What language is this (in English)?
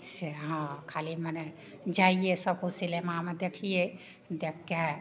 Maithili